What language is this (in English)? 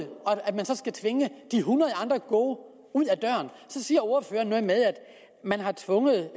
Danish